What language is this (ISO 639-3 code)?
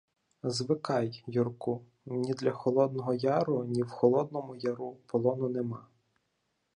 ukr